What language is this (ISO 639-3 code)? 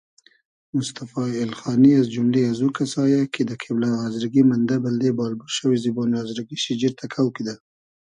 haz